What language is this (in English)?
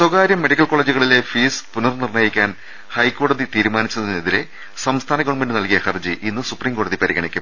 Malayalam